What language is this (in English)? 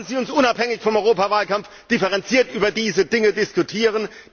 German